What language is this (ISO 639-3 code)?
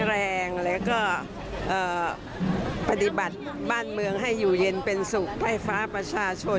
tha